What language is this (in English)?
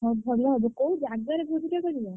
Odia